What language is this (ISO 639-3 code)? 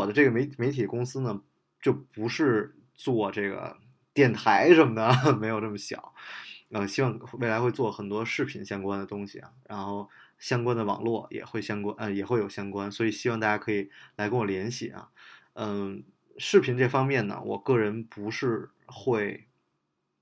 zho